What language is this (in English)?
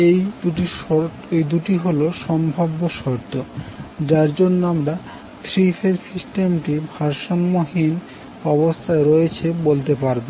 Bangla